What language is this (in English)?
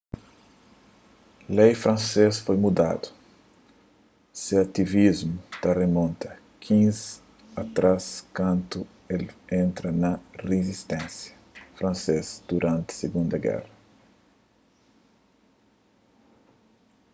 Kabuverdianu